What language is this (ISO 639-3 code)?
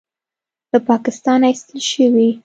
pus